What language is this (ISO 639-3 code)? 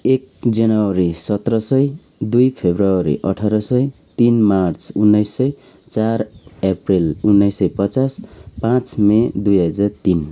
nep